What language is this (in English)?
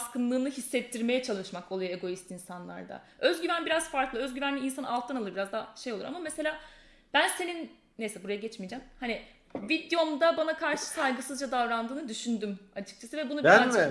Turkish